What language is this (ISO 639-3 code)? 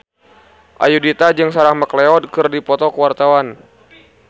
sun